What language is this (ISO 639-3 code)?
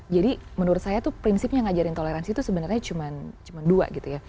ind